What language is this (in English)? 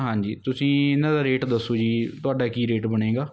Punjabi